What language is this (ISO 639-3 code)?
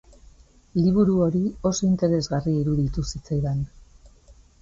eus